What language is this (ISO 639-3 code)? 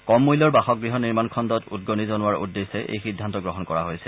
asm